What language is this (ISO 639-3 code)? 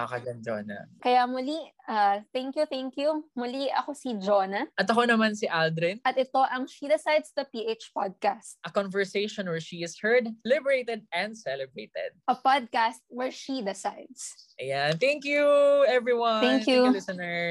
fil